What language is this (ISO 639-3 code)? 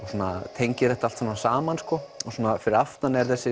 isl